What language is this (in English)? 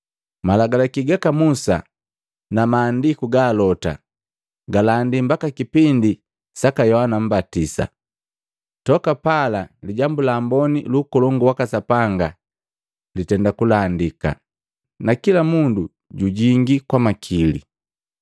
Matengo